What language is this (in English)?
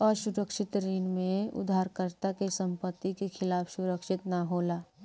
Bhojpuri